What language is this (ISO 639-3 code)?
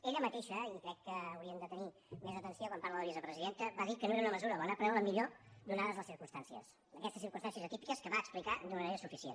cat